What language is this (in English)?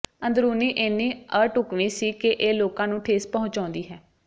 Punjabi